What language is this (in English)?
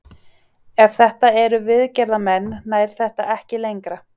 Icelandic